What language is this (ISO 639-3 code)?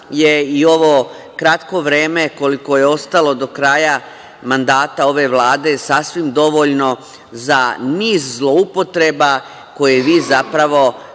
srp